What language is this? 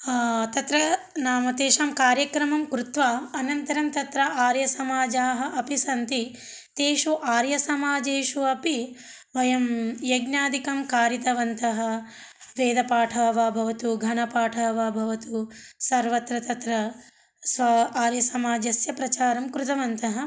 Sanskrit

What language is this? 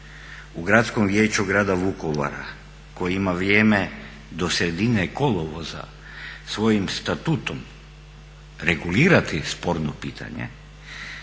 Croatian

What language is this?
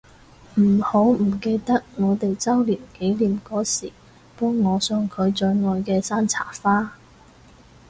Cantonese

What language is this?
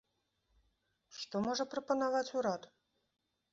Belarusian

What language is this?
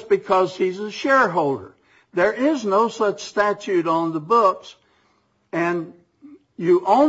English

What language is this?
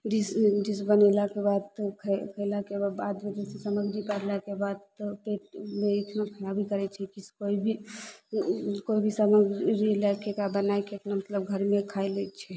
Maithili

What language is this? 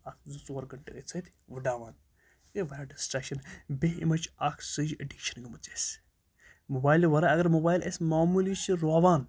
Kashmiri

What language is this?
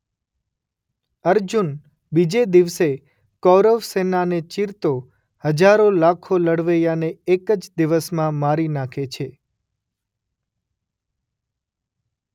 Gujarati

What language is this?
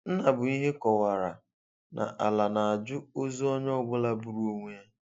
Igbo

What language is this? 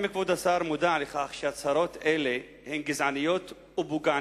Hebrew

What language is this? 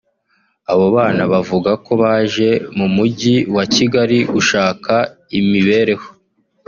Kinyarwanda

